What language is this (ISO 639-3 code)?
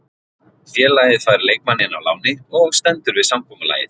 isl